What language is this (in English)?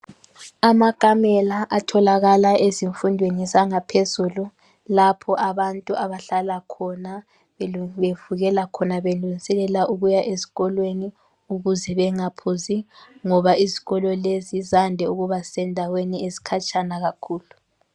North Ndebele